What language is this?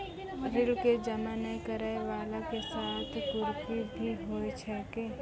Maithili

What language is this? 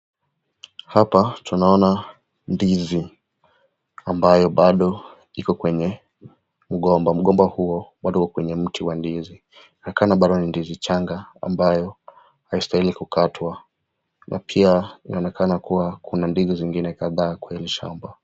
Swahili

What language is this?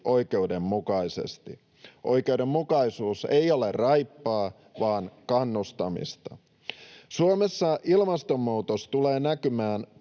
Finnish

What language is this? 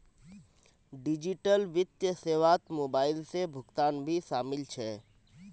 Magahi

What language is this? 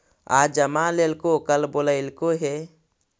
Magahi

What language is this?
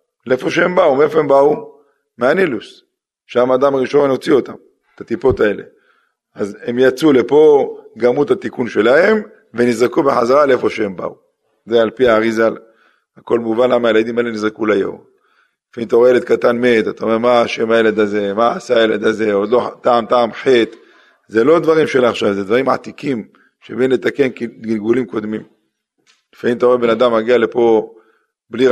Hebrew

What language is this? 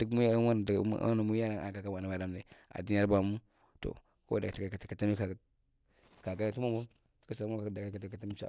Marghi Central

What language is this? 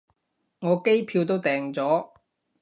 Cantonese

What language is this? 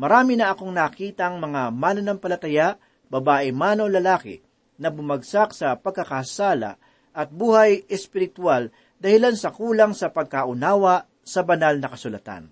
Filipino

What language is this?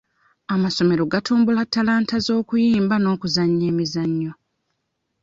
Ganda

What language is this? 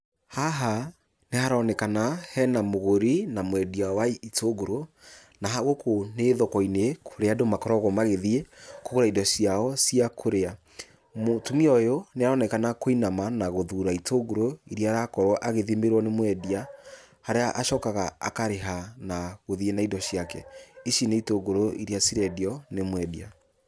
Kikuyu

